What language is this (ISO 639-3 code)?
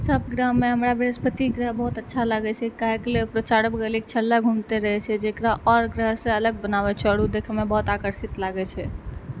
mai